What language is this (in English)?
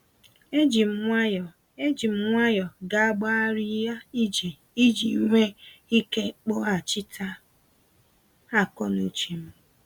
Igbo